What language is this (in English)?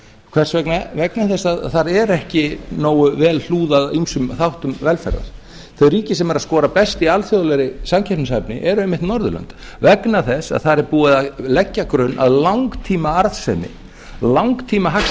Icelandic